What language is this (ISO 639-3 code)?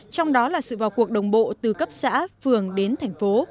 vie